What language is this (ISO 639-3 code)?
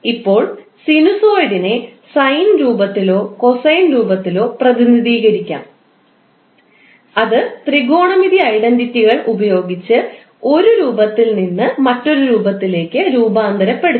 mal